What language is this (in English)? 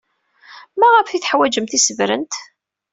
Kabyle